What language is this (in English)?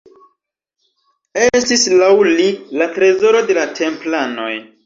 Esperanto